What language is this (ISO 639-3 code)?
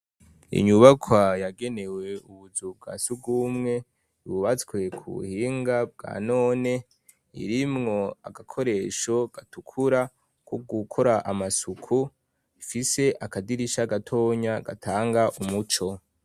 run